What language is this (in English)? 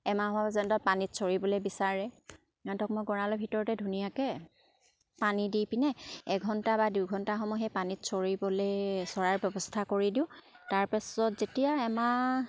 Assamese